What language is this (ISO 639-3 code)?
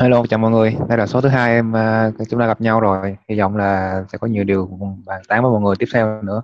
vie